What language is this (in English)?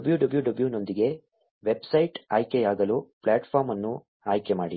Kannada